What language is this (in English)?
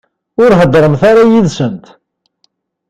Kabyle